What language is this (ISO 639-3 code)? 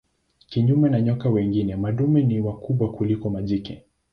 swa